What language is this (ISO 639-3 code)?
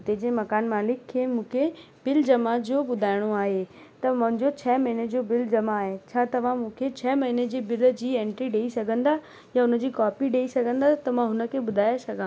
snd